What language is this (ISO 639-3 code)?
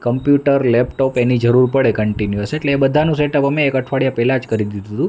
guj